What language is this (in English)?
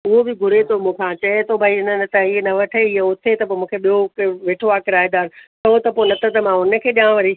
Sindhi